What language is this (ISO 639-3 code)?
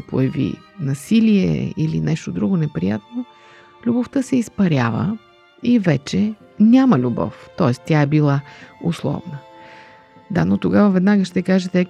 bul